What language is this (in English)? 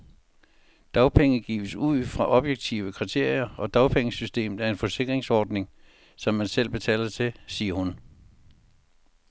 Danish